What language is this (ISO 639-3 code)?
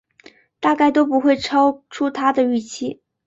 zho